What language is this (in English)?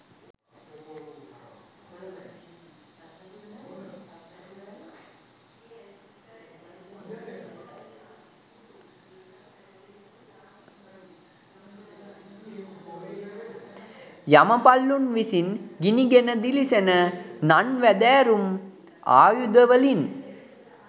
Sinhala